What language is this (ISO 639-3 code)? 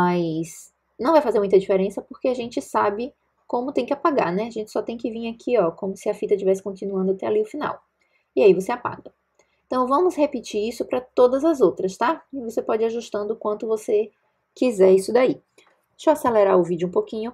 por